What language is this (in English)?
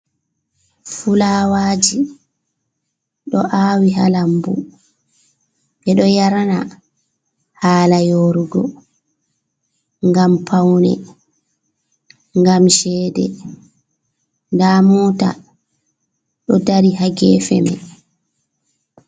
Fula